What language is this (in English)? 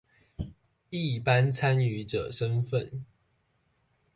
Chinese